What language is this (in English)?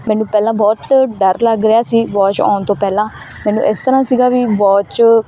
Punjabi